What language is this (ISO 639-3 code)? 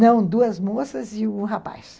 por